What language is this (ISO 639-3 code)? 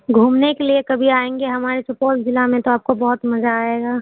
urd